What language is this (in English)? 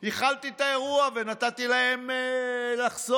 Hebrew